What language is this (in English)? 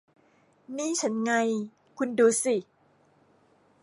Thai